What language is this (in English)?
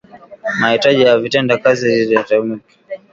Swahili